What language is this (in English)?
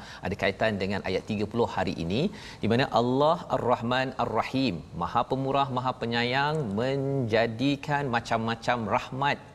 Malay